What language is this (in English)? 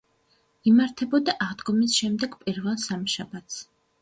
Georgian